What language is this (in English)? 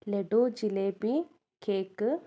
Malayalam